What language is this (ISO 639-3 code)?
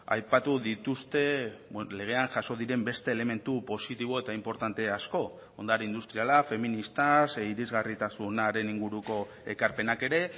eus